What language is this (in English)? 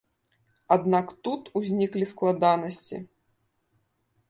Belarusian